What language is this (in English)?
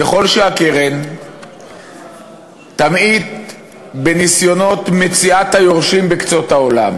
Hebrew